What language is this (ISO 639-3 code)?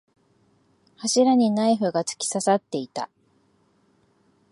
jpn